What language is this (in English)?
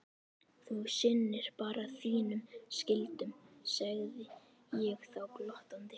Icelandic